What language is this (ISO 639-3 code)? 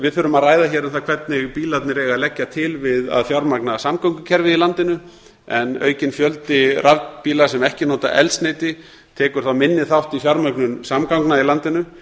isl